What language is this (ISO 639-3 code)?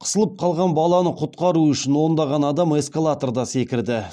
kaz